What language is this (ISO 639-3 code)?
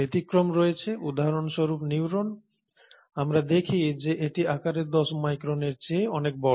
ben